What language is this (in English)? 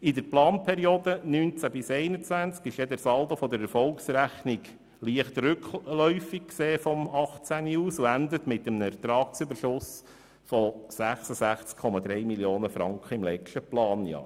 Swiss German